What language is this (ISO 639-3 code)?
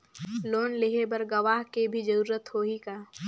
hne